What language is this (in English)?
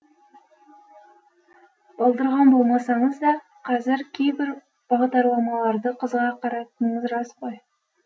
Kazakh